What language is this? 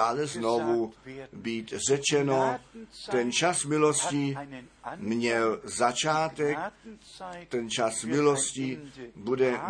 Czech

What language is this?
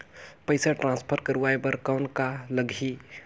Chhattisgarhi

